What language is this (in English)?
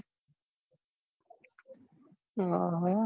Gujarati